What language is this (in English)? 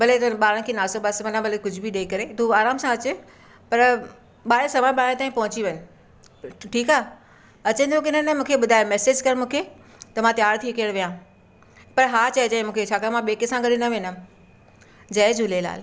Sindhi